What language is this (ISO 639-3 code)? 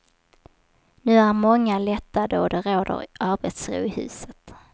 swe